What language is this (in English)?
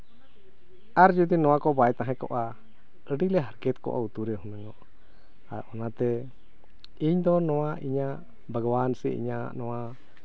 Santali